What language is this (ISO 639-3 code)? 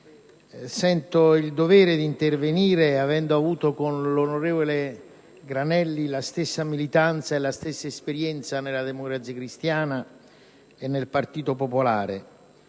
ita